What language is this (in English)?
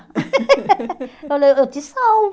Portuguese